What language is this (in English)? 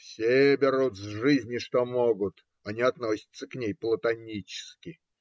Russian